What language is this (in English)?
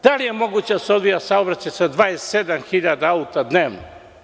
Serbian